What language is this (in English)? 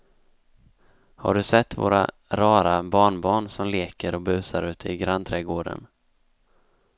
Swedish